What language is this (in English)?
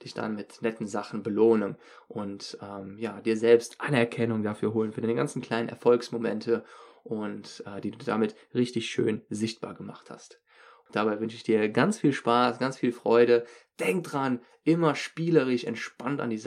German